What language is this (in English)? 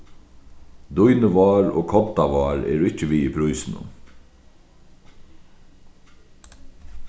Faroese